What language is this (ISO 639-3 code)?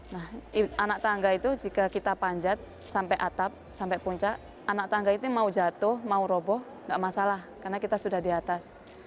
ind